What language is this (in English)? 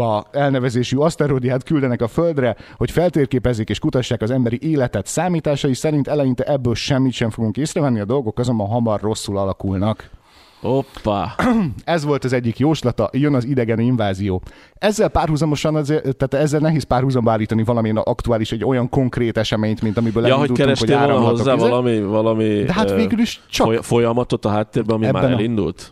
Hungarian